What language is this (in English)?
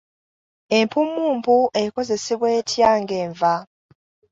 Ganda